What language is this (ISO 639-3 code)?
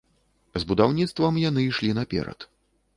bel